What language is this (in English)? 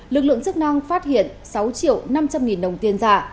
Vietnamese